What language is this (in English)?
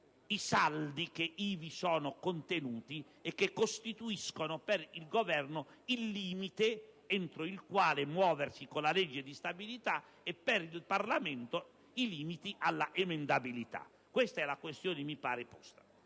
Italian